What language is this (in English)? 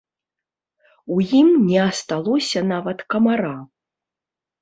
Belarusian